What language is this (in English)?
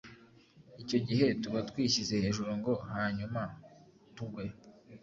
Kinyarwanda